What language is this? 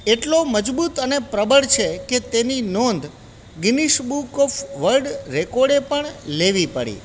Gujarati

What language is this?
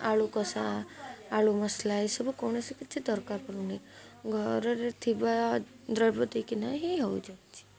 Odia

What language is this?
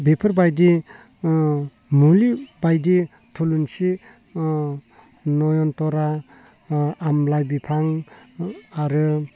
Bodo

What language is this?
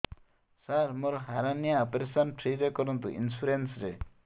Odia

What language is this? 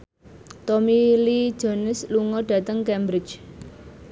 Javanese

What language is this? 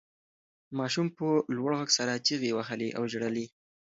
Pashto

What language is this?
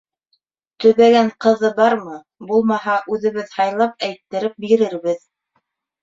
Bashkir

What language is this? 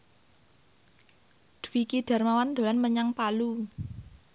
Javanese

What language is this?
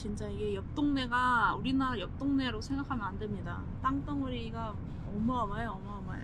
Korean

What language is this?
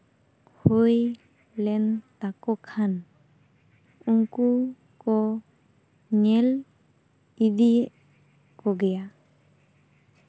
Santali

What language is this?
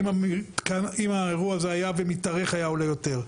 Hebrew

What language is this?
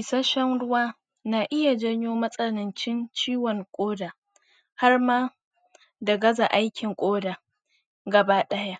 Hausa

